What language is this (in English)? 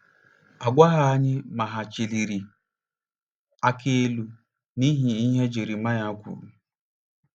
Igbo